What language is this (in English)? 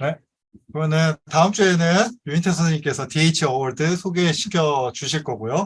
Korean